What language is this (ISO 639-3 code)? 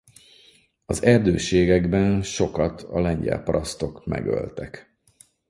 hun